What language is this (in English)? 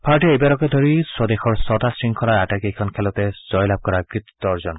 Assamese